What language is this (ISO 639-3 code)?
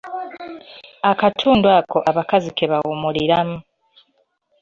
lug